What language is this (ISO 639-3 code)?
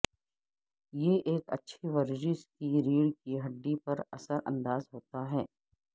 urd